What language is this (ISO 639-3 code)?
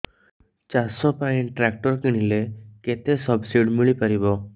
ori